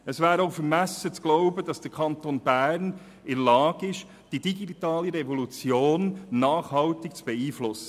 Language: Swiss German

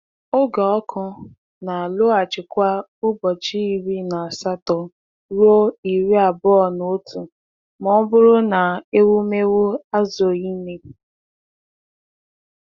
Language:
Igbo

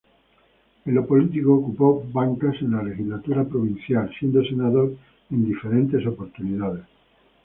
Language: Spanish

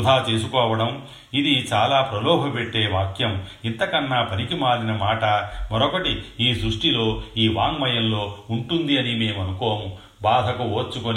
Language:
Telugu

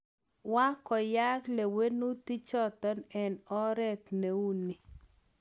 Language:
Kalenjin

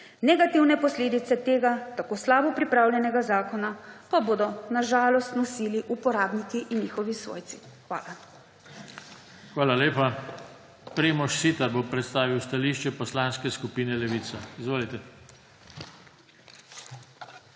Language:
Slovenian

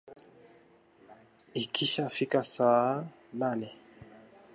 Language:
Swahili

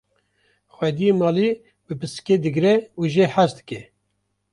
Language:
Kurdish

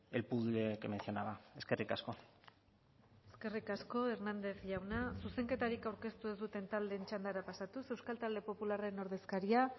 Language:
Basque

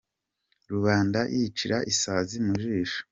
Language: Kinyarwanda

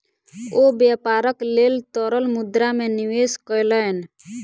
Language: Maithili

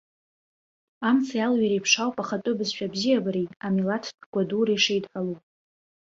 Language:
Abkhazian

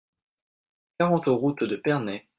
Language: French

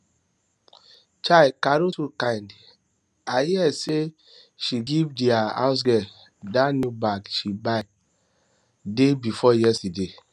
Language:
Nigerian Pidgin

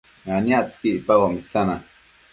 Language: Matsés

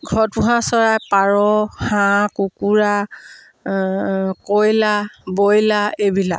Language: Assamese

